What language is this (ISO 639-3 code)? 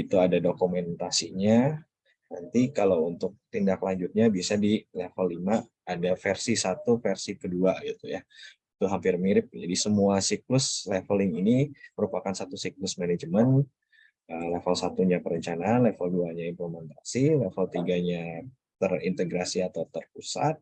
ind